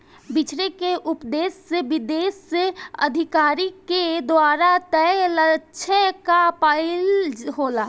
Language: Bhojpuri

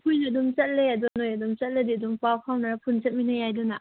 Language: Manipuri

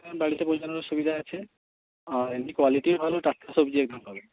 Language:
Bangla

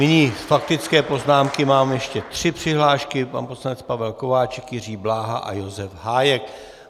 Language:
Czech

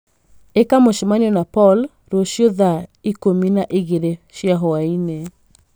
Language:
Kikuyu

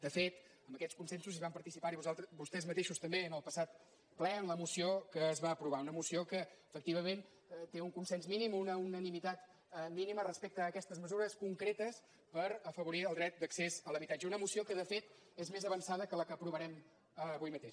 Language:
Catalan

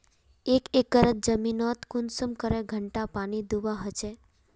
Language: Magahi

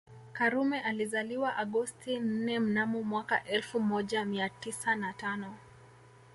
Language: Swahili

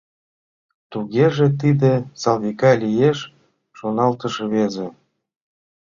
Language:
Mari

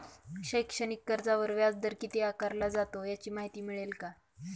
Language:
Marathi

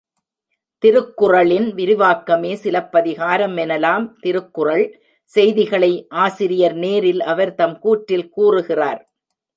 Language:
Tamil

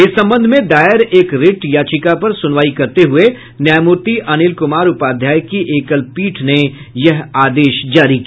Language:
Hindi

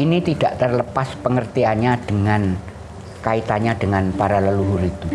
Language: Indonesian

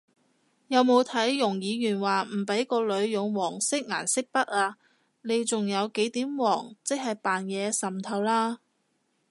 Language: Cantonese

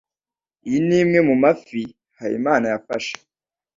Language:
Kinyarwanda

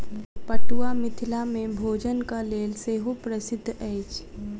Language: Maithili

